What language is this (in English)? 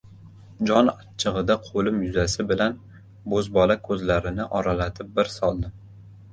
Uzbek